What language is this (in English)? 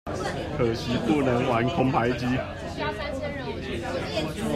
Chinese